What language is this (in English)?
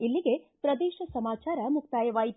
Kannada